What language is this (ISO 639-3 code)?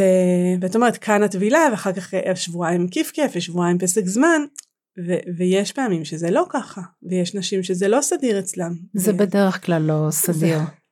heb